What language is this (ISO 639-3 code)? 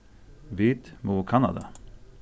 fao